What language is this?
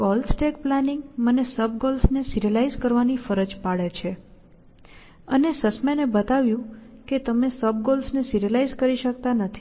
Gujarati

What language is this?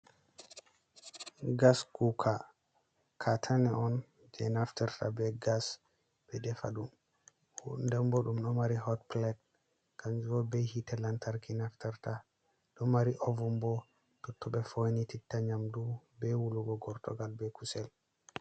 Fula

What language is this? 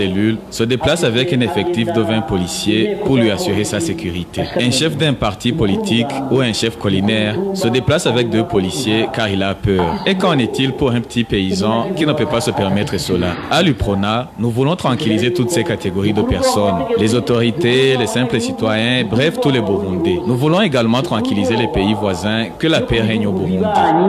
French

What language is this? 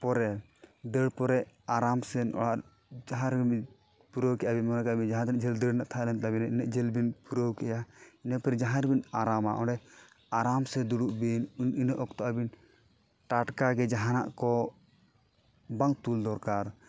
Santali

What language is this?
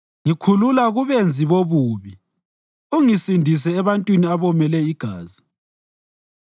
North Ndebele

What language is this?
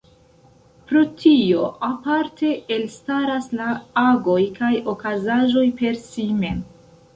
Esperanto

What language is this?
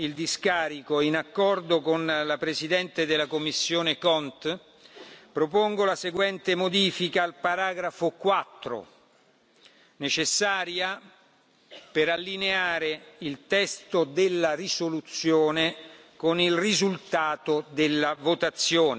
Italian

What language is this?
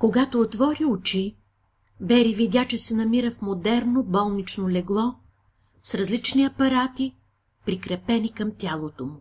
Bulgarian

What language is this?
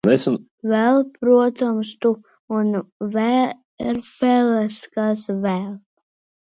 Latvian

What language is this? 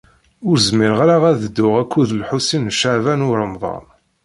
Kabyle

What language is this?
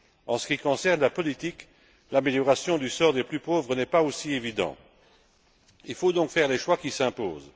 French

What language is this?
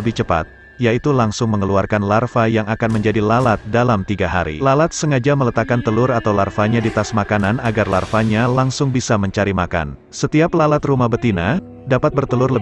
Indonesian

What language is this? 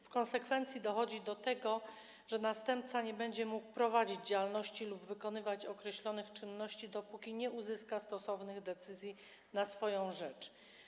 Polish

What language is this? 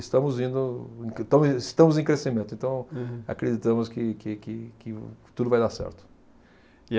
Portuguese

